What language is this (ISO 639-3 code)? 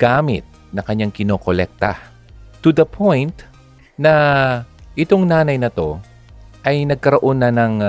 fil